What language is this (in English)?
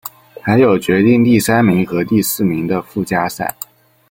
Chinese